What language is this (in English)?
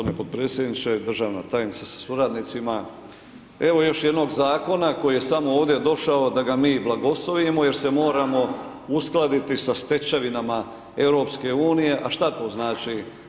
Croatian